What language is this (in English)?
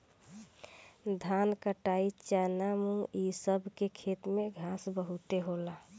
Bhojpuri